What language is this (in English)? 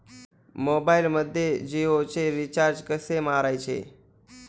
Marathi